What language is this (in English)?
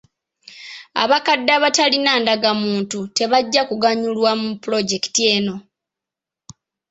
Ganda